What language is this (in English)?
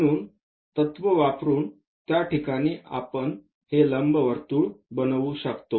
Marathi